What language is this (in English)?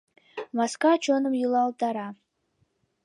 Mari